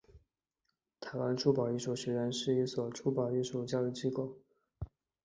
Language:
Chinese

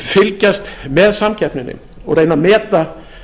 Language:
Icelandic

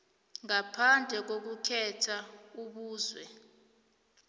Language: South Ndebele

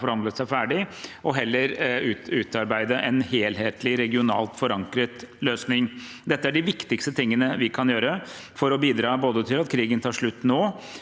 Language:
Norwegian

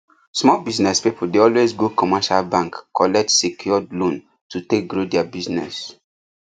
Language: Nigerian Pidgin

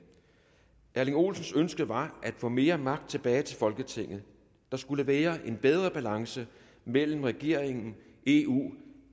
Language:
Danish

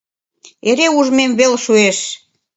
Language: Mari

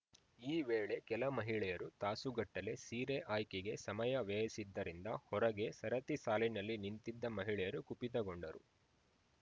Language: Kannada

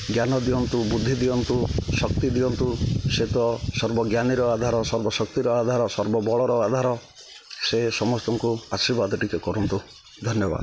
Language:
Odia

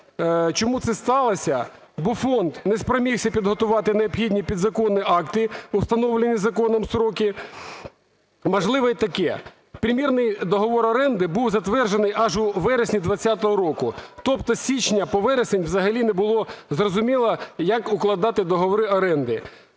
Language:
Ukrainian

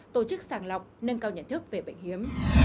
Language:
Vietnamese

